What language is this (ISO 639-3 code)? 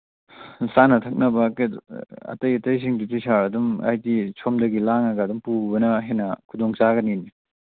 mni